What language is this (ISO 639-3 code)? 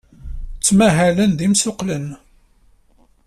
kab